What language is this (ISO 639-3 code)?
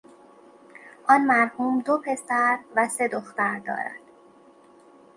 fas